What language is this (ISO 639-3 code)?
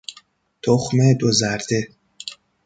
fas